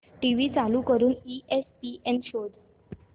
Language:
Marathi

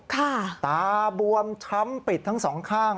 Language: Thai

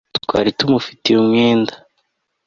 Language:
Kinyarwanda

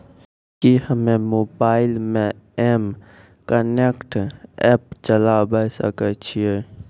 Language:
Maithili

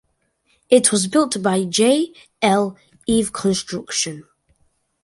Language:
English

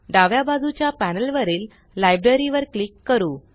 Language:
Marathi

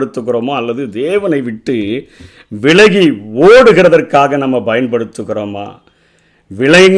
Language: Tamil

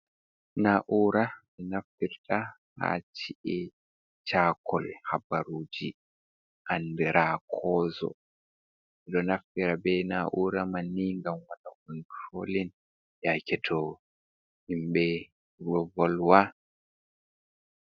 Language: Fula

